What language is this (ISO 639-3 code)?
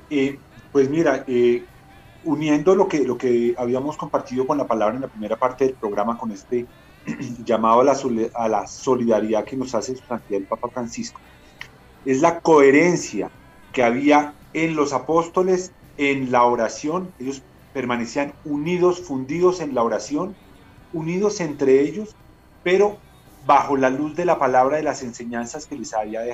spa